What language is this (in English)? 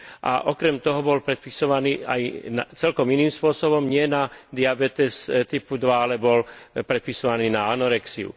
Slovak